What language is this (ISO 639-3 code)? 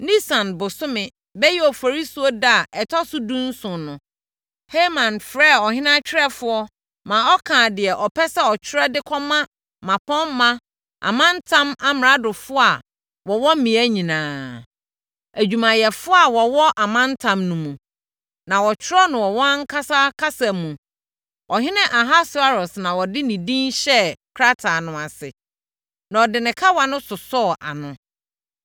aka